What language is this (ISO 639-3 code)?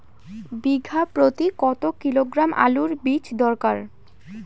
ben